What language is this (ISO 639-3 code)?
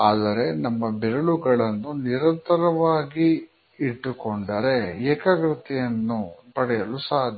kan